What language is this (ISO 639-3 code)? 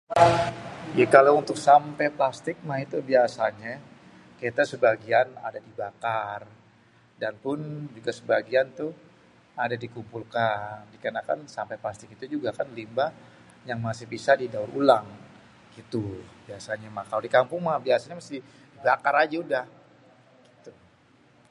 bew